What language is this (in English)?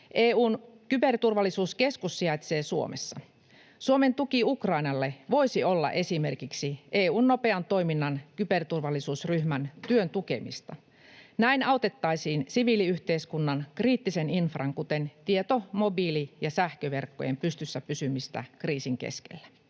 Finnish